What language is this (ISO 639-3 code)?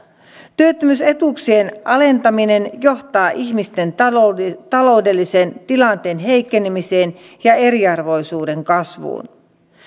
fin